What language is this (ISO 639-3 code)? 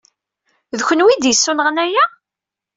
kab